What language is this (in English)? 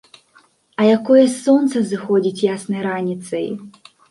Belarusian